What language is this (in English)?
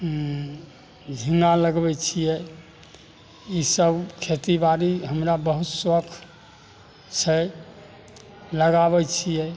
Maithili